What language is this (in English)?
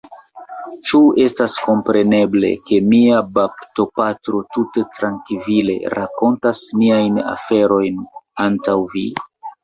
Esperanto